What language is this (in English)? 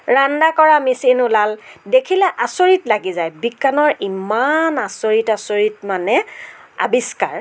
Assamese